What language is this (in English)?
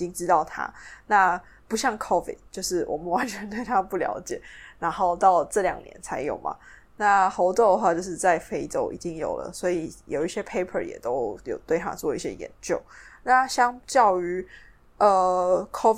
Chinese